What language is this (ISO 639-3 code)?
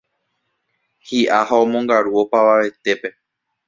grn